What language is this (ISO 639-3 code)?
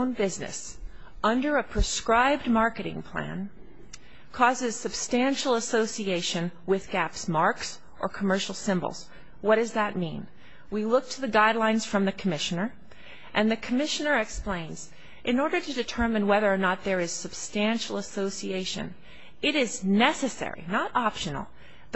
eng